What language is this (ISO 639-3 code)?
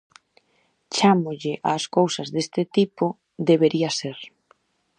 glg